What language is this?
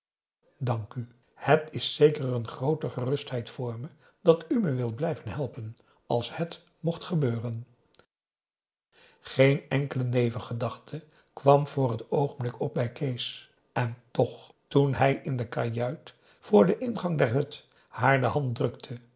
Dutch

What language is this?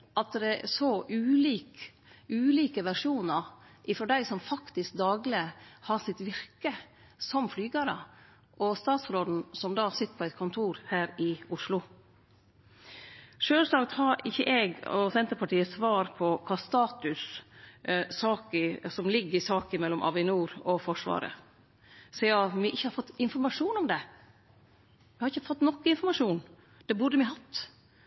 Norwegian Nynorsk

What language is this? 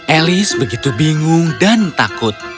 Indonesian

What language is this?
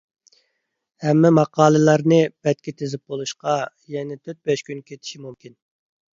Uyghur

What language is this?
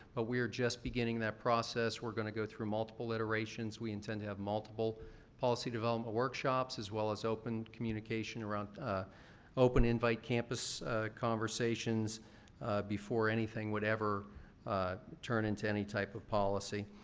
English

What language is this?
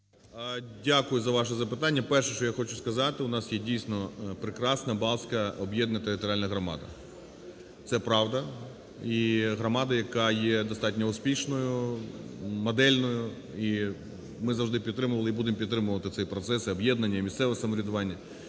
Ukrainian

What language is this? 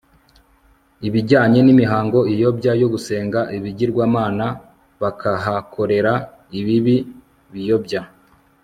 Kinyarwanda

